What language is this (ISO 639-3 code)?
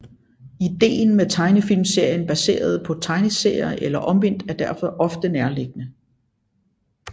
dan